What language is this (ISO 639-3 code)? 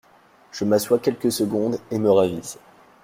fra